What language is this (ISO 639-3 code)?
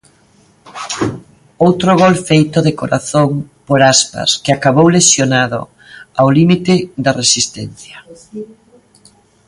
glg